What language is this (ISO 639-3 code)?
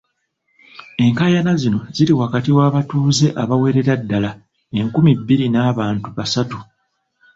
lug